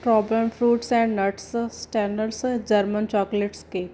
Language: Punjabi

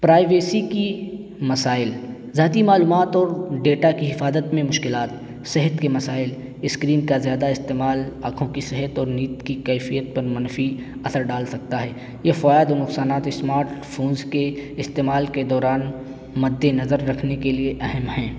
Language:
Urdu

